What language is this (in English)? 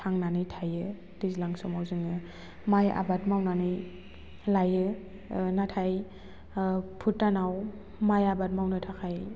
Bodo